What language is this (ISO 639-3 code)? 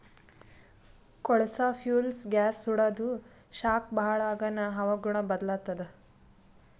kan